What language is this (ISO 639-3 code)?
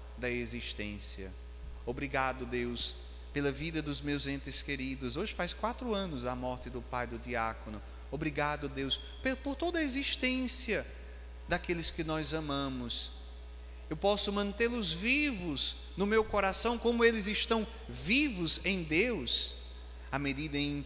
por